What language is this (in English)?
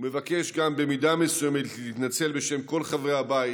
Hebrew